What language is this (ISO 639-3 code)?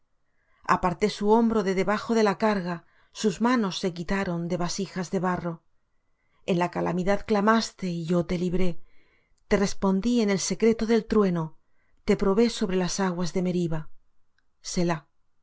spa